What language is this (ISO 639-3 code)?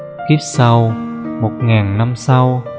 vie